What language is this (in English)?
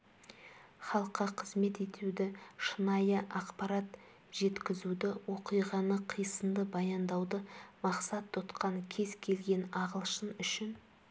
Kazakh